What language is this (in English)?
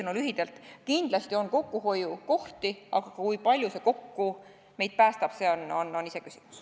Estonian